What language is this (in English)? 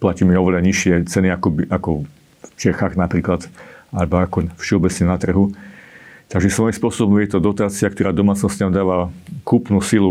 Slovak